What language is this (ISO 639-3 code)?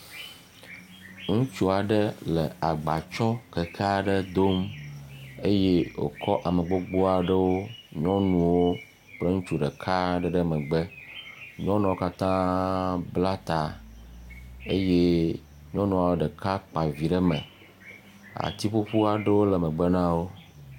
ewe